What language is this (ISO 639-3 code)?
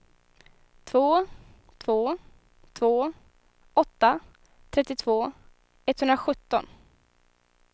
swe